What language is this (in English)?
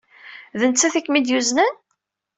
Kabyle